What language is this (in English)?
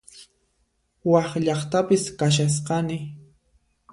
Puno Quechua